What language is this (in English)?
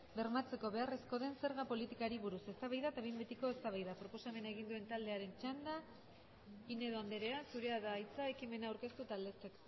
Basque